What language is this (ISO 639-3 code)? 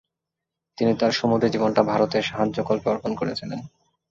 ben